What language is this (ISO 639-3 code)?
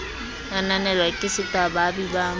sot